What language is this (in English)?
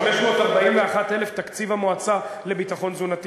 Hebrew